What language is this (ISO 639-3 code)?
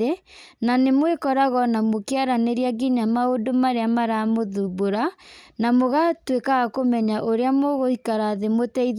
kik